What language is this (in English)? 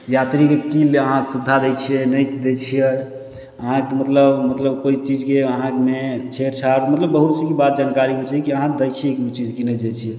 Maithili